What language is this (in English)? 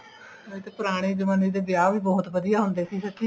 Punjabi